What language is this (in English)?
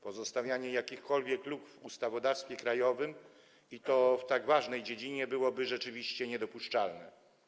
Polish